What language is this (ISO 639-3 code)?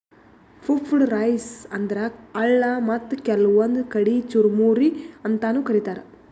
kan